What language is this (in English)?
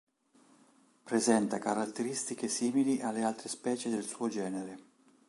Italian